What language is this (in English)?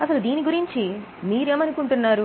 Telugu